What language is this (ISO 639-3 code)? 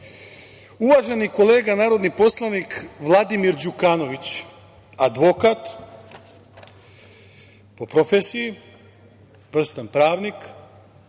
srp